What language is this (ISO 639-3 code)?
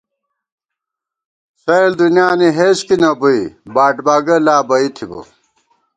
gwt